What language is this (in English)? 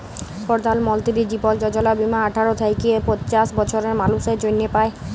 Bangla